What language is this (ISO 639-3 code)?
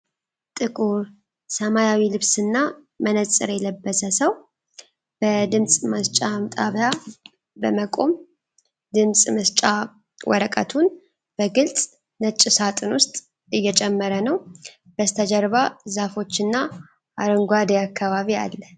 amh